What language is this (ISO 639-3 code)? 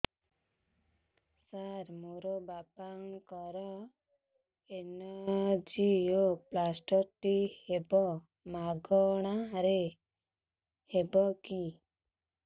ori